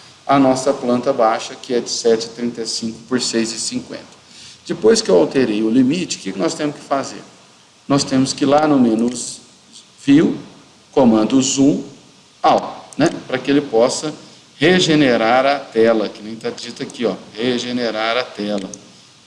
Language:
Portuguese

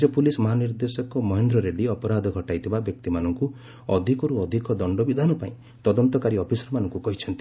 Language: Odia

